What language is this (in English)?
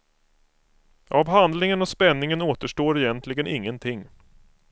Swedish